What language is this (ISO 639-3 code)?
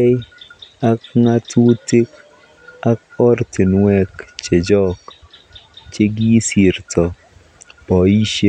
kln